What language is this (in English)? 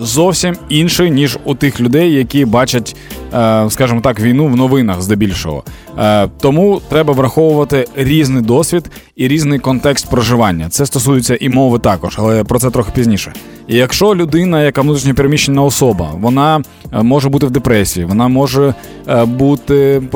Ukrainian